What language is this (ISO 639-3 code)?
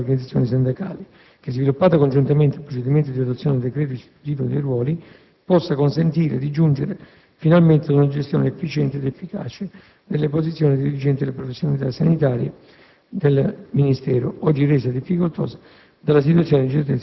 ita